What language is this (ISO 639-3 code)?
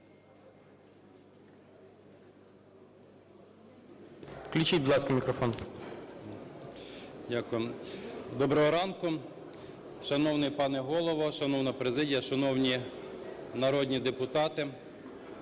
ukr